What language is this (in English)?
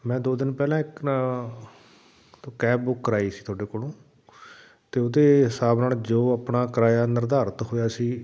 Punjabi